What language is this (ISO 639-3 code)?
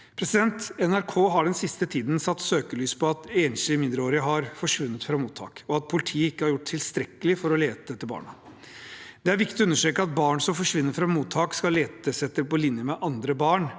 nor